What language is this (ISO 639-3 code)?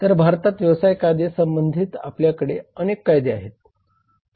mar